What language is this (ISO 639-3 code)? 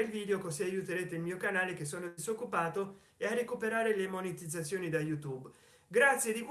ita